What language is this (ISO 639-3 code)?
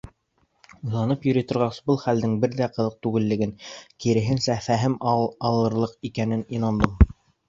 bak